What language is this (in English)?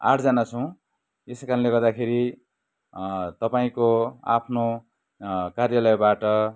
Nepali